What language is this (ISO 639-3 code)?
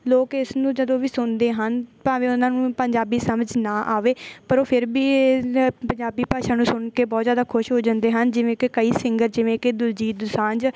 pan